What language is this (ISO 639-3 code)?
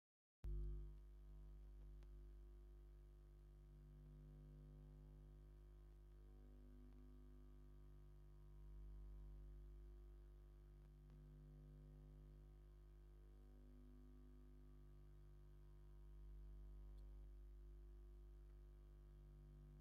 tir